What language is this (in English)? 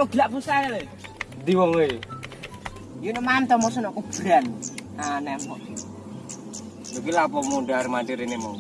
Indonesian